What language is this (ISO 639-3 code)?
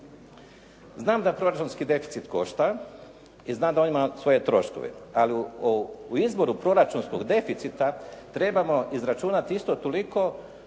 hrv